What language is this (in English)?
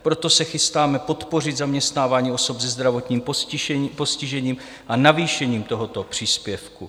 Czech